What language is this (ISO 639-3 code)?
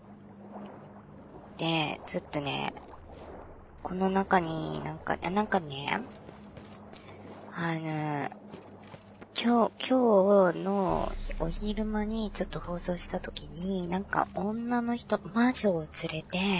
jpn